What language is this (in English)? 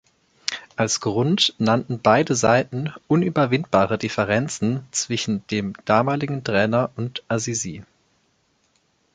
German